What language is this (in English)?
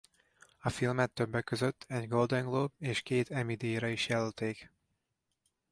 Hungarian